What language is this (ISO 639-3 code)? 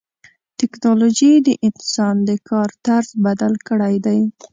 pus